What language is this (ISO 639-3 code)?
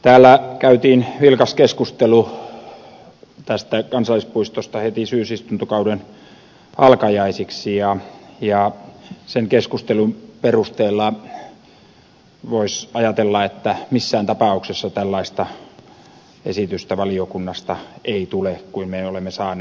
fin